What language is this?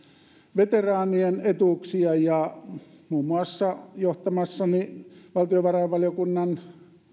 Finnish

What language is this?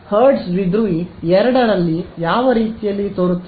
Kannada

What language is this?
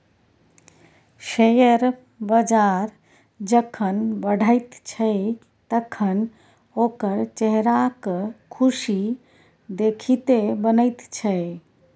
Maithili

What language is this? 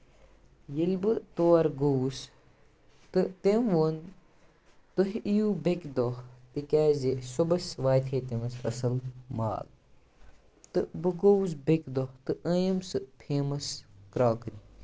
Kashmiri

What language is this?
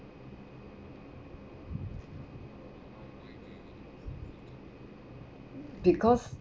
English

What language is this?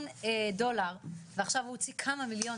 Hebrew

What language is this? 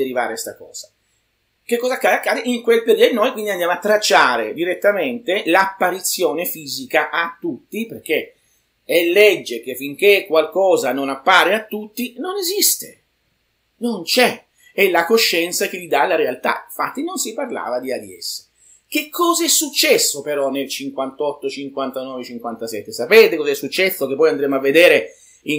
Italian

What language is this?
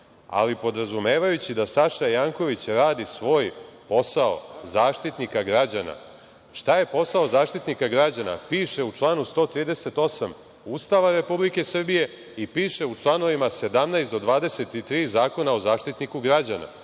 Serbian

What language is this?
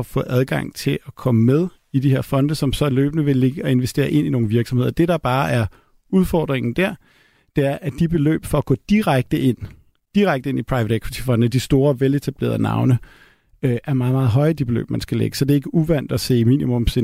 Danish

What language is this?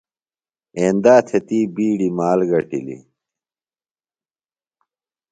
Phalura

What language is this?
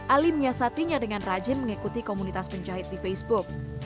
Indonesian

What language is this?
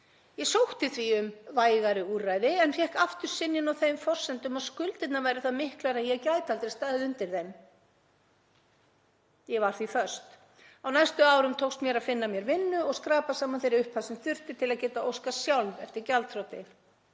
Icelandic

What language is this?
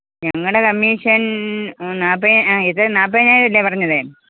Malayalam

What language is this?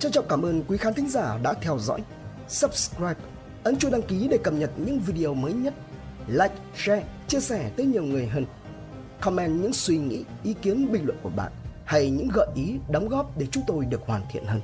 Vietnamese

